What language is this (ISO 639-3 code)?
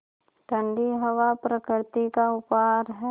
hin